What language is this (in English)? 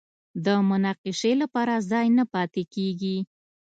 Pashto